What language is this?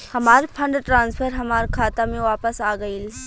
Bhojpuri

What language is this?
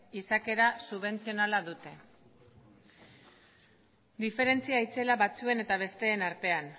Basque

